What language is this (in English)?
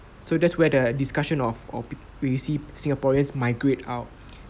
English